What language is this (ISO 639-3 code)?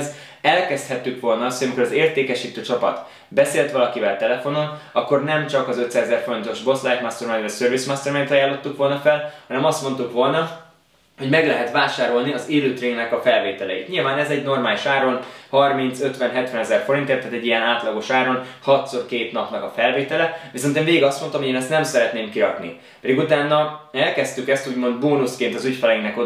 hun